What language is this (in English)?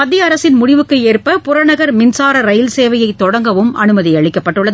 Tamil